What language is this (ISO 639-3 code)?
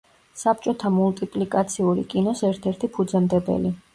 kat